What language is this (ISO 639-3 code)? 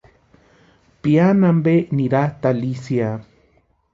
pua